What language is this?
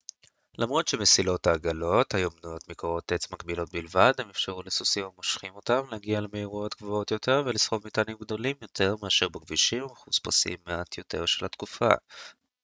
Hebrew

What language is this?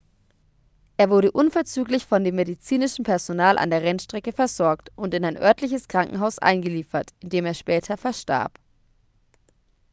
German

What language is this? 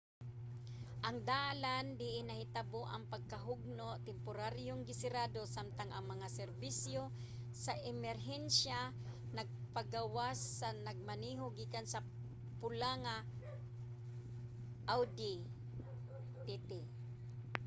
Cebuano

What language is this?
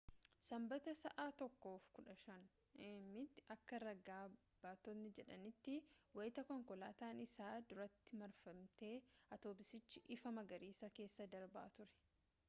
Oromo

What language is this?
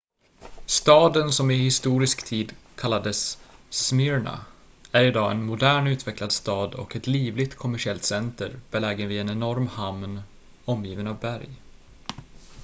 Swedish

